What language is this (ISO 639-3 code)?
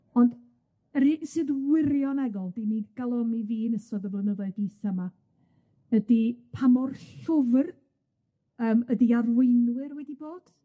cym